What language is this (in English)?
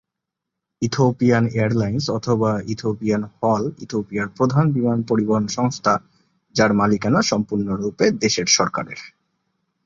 Bangla